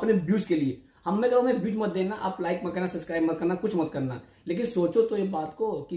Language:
Hindi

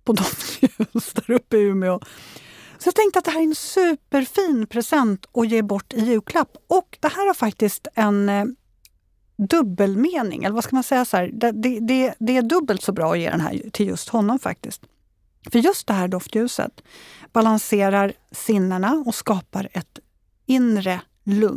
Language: Swedish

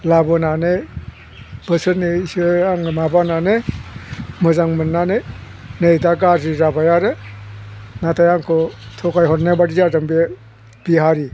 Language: Bodo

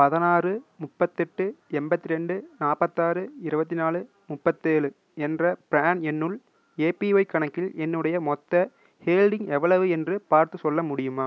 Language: Tamil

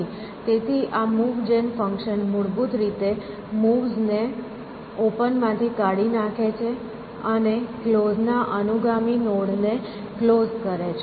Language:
Gujarati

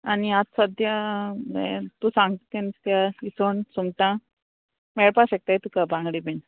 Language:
Konkani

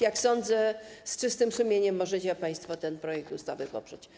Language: Polish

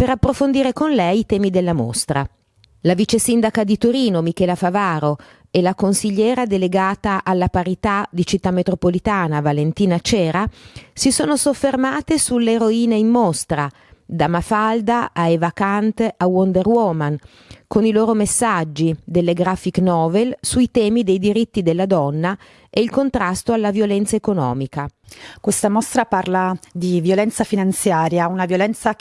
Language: Italian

